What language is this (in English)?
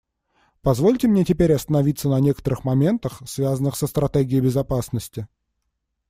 Russian